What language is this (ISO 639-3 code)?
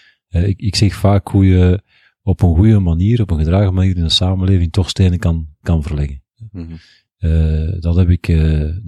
nld